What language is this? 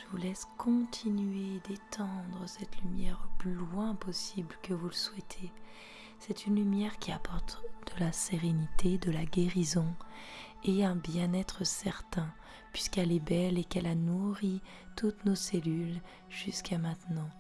French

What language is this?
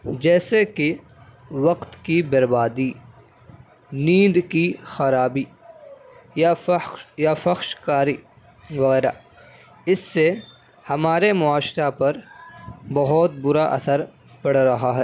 Urdu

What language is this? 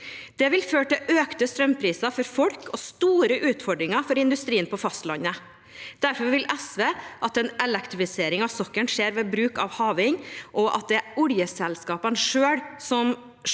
Norwegian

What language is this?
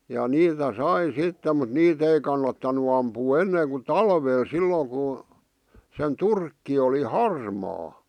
Finnish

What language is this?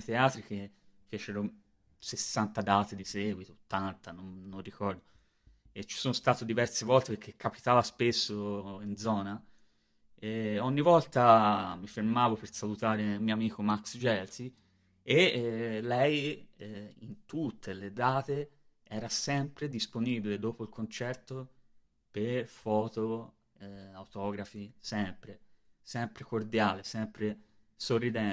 Italian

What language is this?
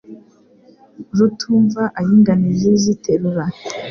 Kinyarwanda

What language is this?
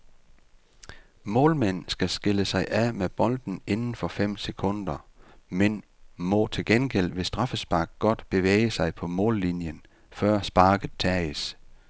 Danish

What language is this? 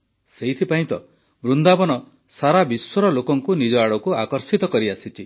Odia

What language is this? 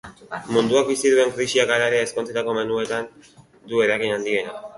Basque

